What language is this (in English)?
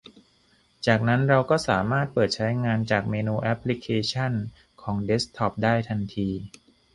Thai